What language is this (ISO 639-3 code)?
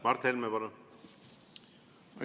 est